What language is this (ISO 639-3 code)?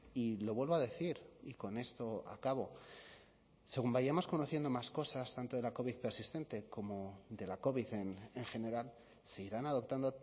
spa